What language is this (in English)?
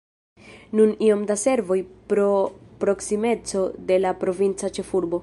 Esperanto